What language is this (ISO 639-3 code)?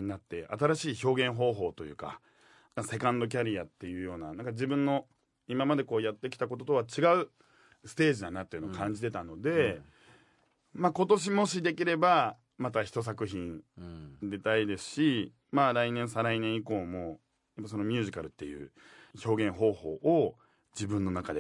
jpn